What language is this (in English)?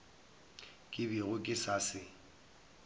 Northern Sotho